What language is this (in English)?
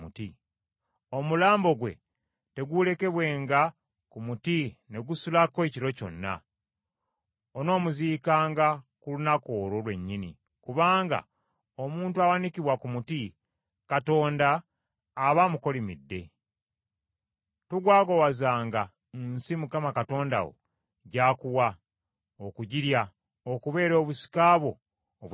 Ganda